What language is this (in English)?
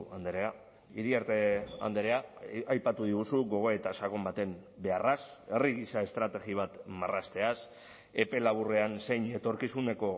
Basque